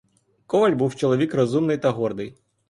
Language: Ukrainian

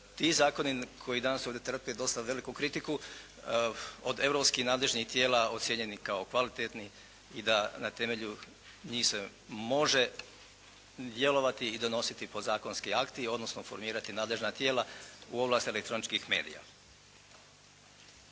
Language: Croatian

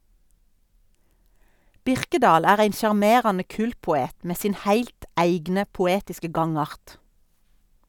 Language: Norwegian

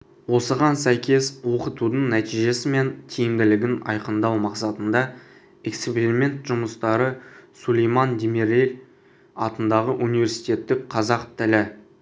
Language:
Kazakh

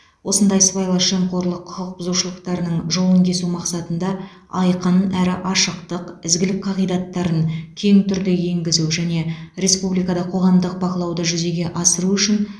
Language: Kazakh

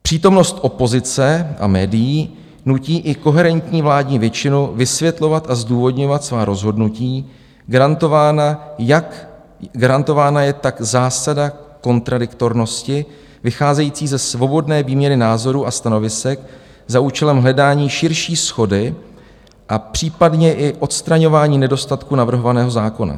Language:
Czech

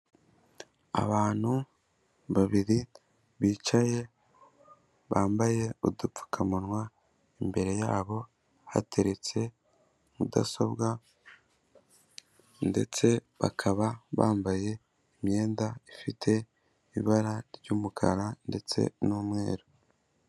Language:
Kinyarwanda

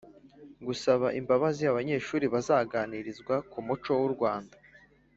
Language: Kinyarwanda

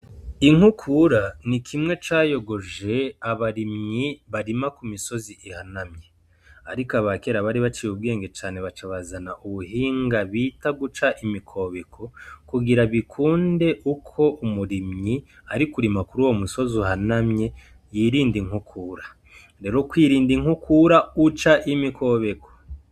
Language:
Rundi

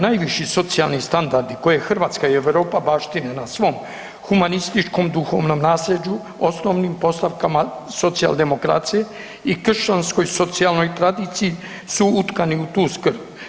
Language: Croatian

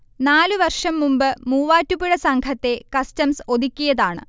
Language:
Malayalam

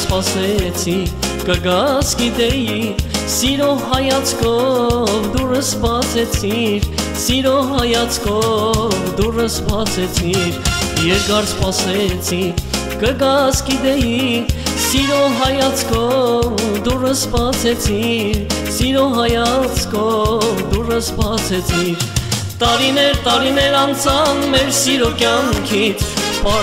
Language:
Romanian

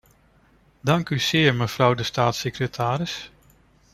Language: Dutch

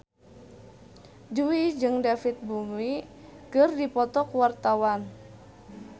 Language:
Sundanese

